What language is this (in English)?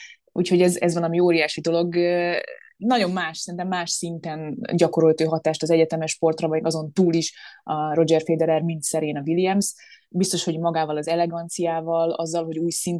Hungarian